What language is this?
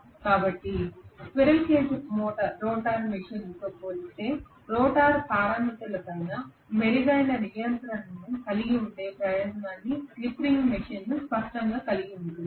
Telugu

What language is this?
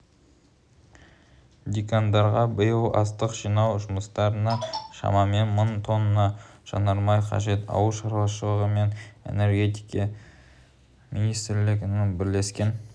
Kazakh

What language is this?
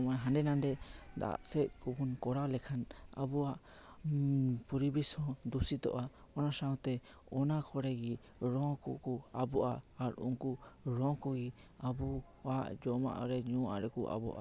Santali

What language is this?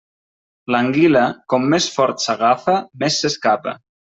Catalan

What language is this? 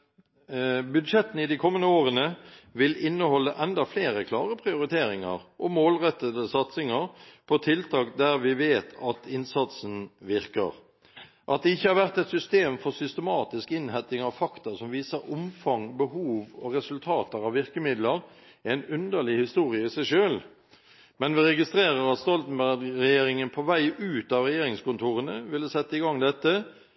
Norwegian Bokmål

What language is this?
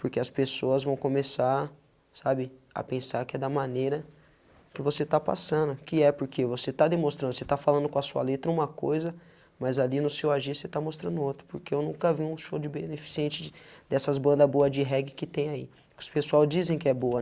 Portuguese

